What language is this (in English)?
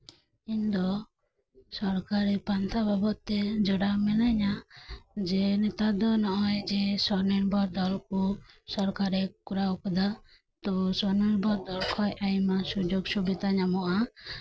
Santali